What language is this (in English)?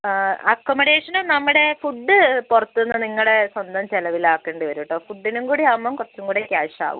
Malayalam